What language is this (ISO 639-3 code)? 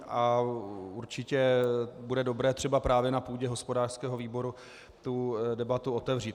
ces